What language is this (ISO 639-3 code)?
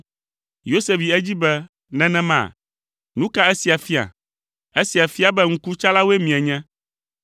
ewe